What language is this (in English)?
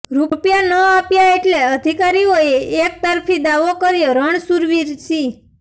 Gujarati